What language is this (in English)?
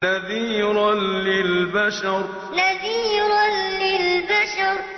Arabic